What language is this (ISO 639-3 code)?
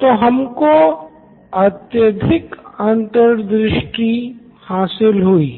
hin